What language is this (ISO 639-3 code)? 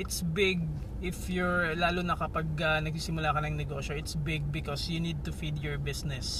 fil